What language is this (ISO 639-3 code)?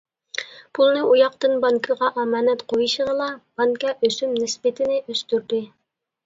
uig